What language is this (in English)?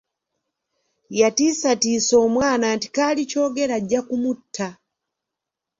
Ganda